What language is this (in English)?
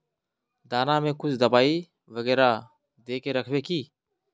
Magahi